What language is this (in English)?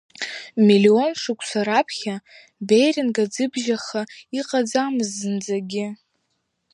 Abkhazian